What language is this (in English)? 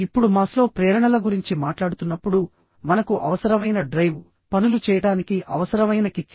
Telugu